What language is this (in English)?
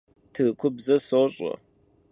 Kabardian